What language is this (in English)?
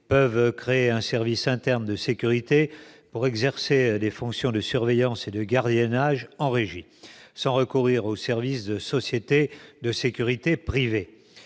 French